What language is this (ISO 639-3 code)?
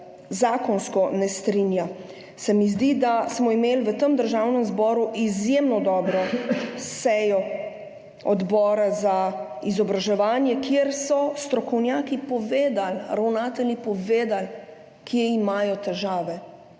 slv